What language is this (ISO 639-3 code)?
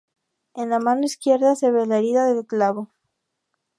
spa